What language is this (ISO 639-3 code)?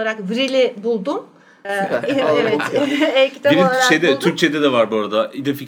tur